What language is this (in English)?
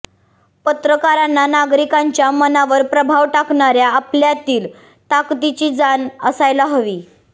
Marathi